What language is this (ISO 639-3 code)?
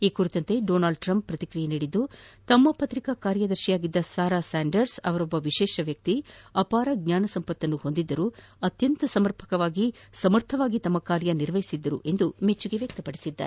kan